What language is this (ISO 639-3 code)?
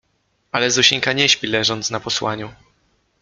pol